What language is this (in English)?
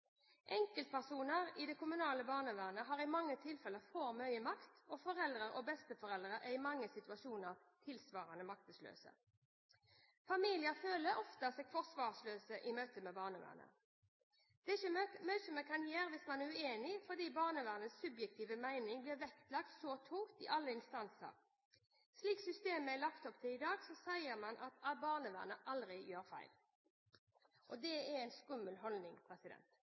Norwegian Bokmål